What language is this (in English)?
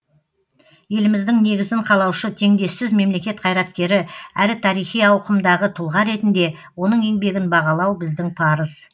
Kazakh